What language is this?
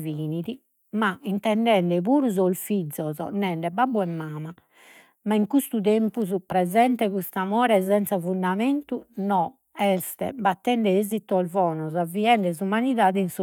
Sardinian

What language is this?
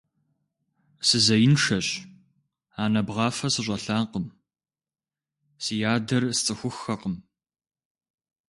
Kabardian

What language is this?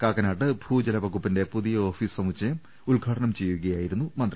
Malayalam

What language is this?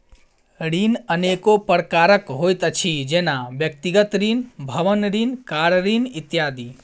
Maithili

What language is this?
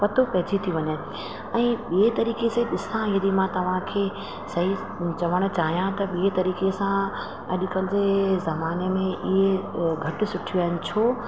Sindhi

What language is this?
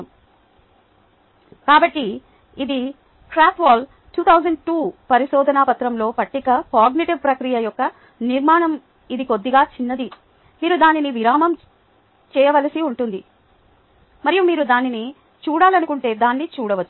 Telugu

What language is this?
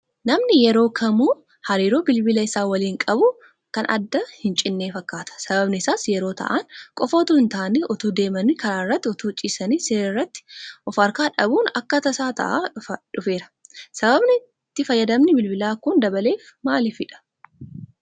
Oromo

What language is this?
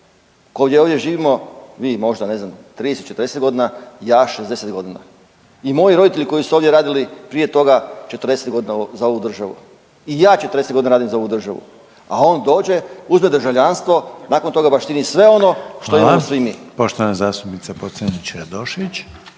Croatian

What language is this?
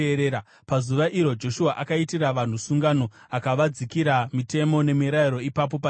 Shona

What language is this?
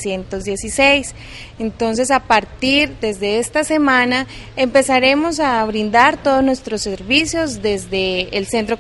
Spanish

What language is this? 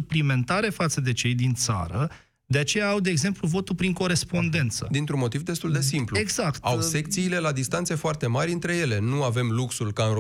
Romanian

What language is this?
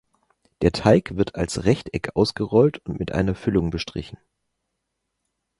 German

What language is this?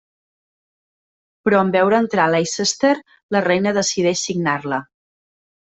Catalan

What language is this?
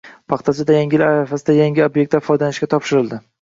Uzbek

